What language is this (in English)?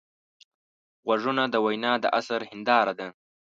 Pashto